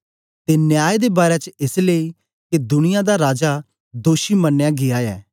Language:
Dogri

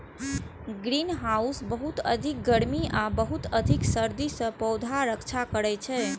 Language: Maithili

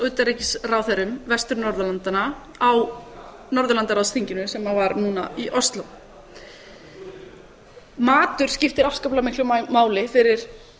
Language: Icelandic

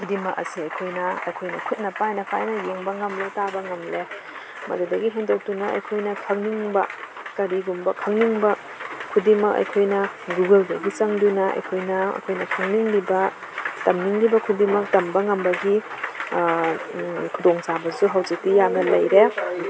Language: Manipuri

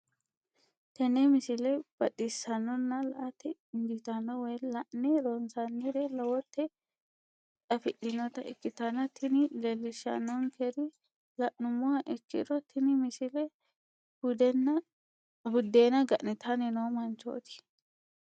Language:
Sidamo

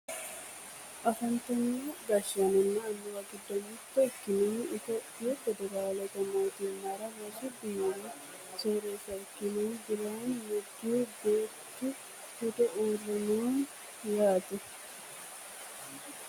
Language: Sidamo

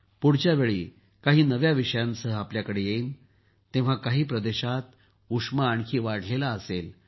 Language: Marathi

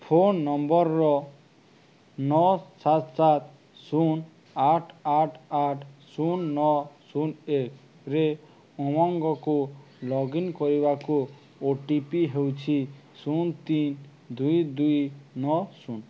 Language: Odia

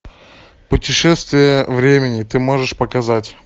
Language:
Russian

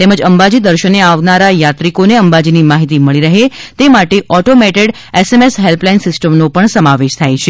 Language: Gujarati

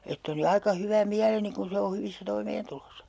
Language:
Finnish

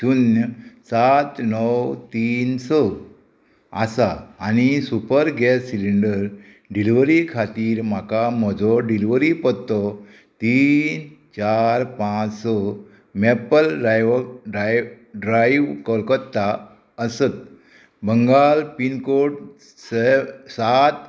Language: Konkani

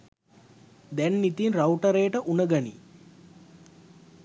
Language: Sinhala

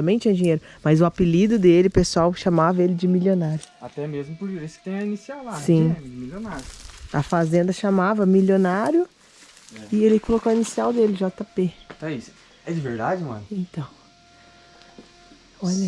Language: Portuguese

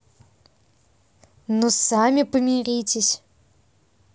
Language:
Russian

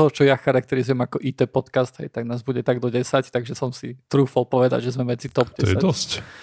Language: Slovak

